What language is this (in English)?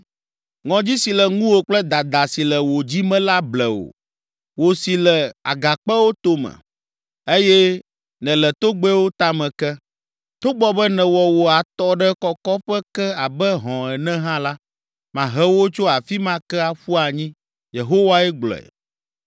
Ewe